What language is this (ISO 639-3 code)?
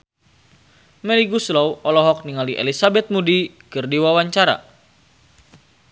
sun